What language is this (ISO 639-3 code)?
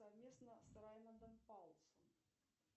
rus